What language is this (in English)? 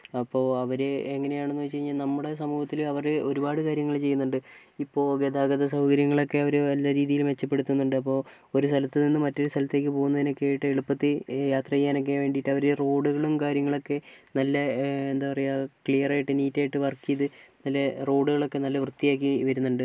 Malayalam